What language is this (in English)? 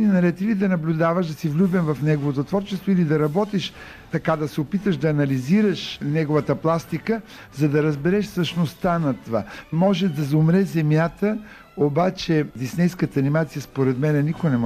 Bulgarian